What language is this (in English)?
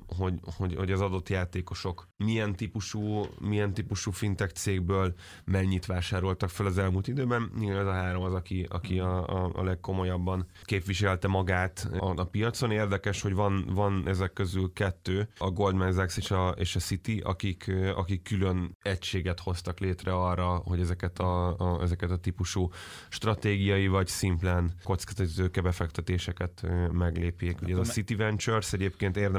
Hungarian